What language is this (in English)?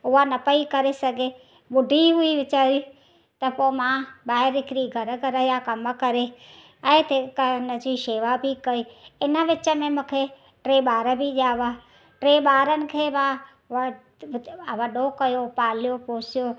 Sindhi